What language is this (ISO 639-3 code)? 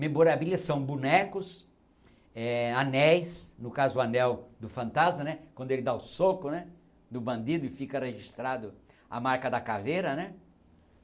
por